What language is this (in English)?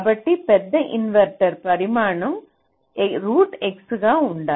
Telugu